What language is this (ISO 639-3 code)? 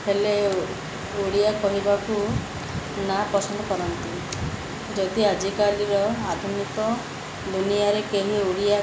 ori